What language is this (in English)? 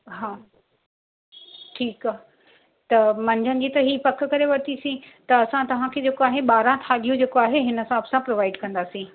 Sindhi